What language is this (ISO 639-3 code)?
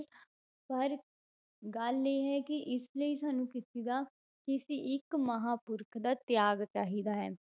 pan